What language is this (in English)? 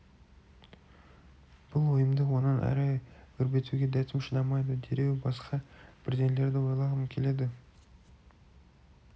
Kazakh